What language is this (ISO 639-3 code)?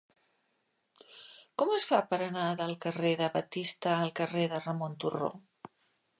cat